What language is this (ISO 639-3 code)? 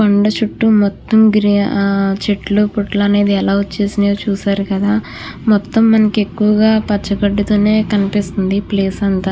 tel